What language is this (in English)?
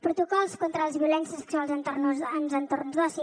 Catalan